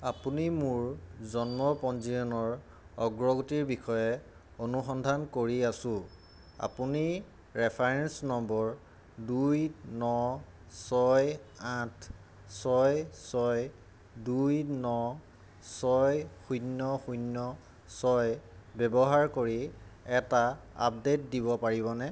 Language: Assamese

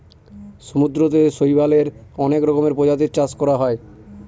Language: Bangla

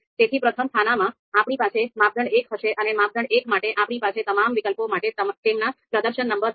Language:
Gujarati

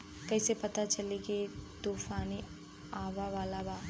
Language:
Bhojpuri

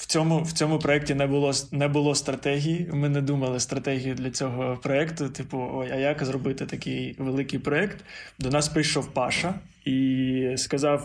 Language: Ukrainian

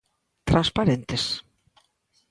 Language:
Galician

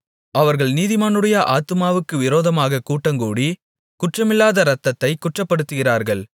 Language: Tamil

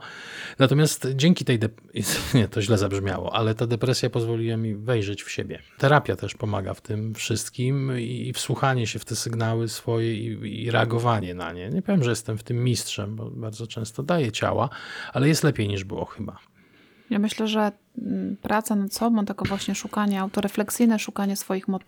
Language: Polish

